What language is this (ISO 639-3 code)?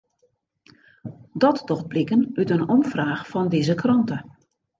fry